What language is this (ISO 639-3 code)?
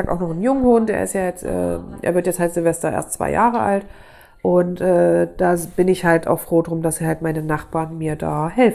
deu